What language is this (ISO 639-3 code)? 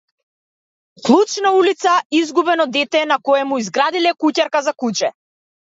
mkd